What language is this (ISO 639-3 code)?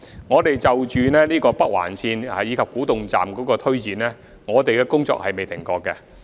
yue